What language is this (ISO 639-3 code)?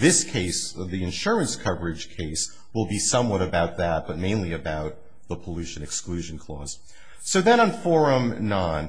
eng